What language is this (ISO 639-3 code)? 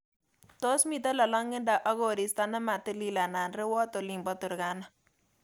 kln